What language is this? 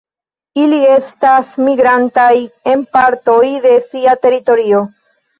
Esperanto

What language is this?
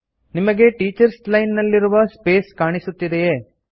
Kannada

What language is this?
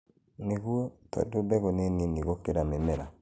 Kikuyu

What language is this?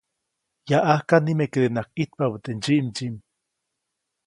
Copainalá Zoque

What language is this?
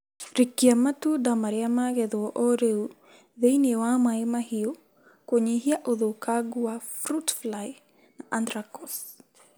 Kikuyu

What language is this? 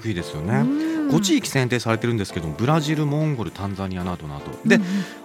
Japanese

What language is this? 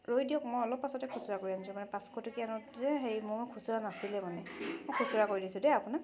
Assamese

